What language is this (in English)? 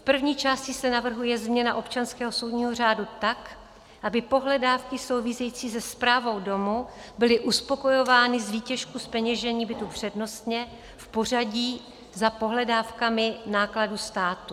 Czech